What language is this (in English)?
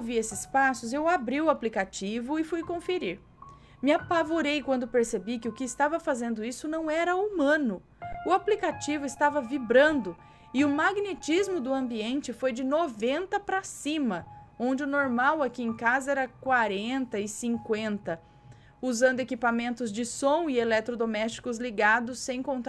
Portuguese